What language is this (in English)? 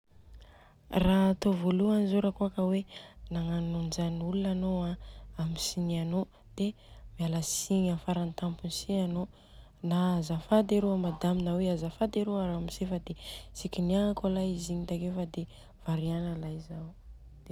Southern Betsimisaraka Malagasy